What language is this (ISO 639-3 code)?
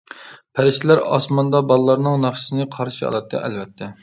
uig